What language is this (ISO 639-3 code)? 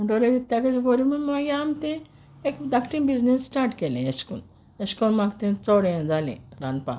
kok